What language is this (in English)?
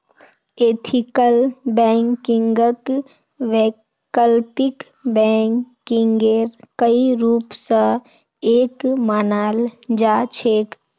Magahi